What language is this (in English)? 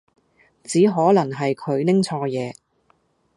Cantonese